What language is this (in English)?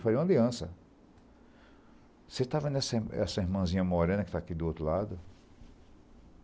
Portuguese